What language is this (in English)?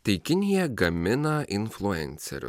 Lithuanian